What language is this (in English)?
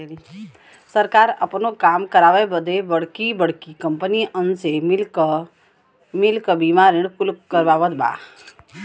Bhojpuri